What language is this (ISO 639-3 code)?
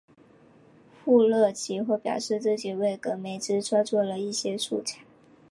zho